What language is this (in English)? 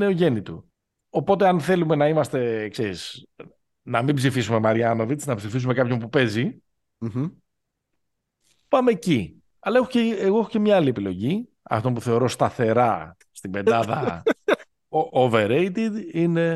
Greek